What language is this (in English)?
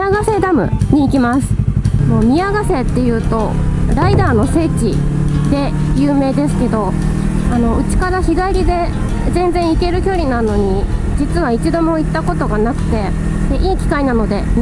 Japanese